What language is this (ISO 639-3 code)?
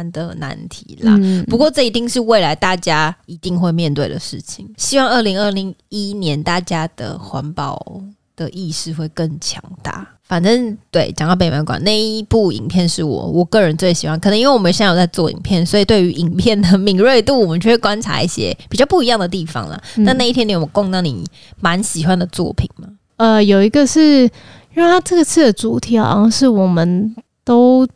zho